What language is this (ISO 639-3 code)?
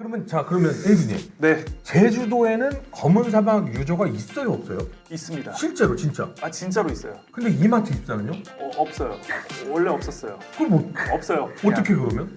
kor